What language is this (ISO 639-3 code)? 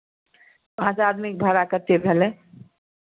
mai